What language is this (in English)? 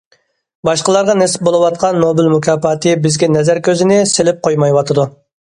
Uyghur